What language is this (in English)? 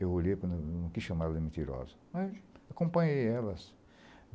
Portuguese